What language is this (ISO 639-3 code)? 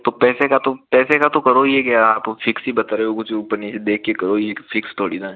hin